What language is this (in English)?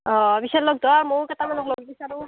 Assamese